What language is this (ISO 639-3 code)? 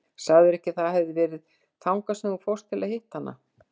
isl